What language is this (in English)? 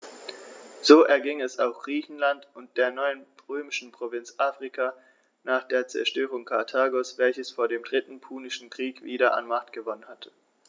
German